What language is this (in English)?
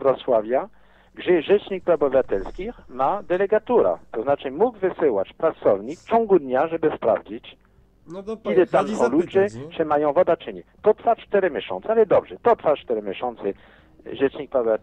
Polish